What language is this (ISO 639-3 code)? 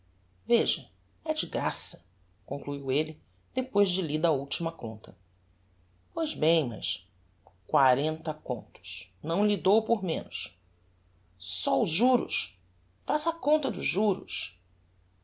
por